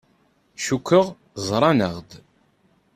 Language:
Kabyle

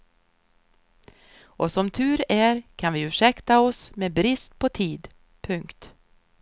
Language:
Swedish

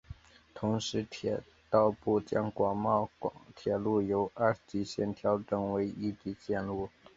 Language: Chinese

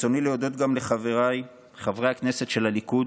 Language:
Hebrew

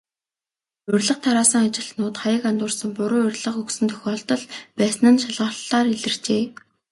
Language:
Mongolian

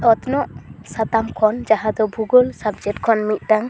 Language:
Santali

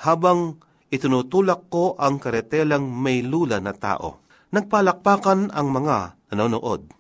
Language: Filipino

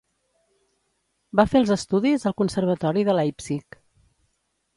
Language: Catalan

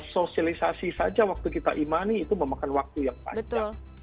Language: Indonesian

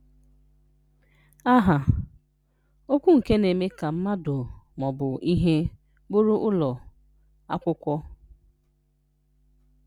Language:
Igbo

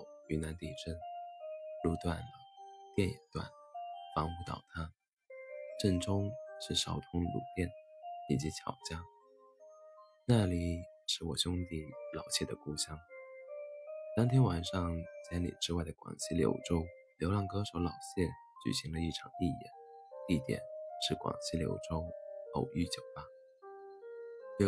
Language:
Chinese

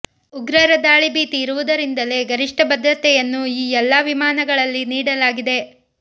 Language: Kannada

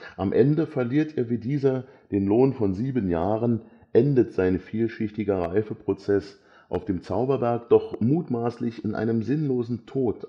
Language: German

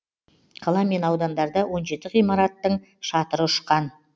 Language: Kazakh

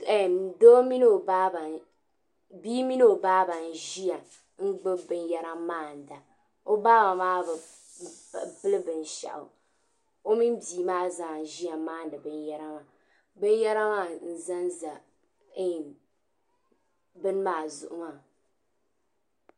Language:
Dagbani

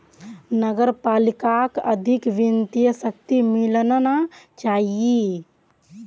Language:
Magahi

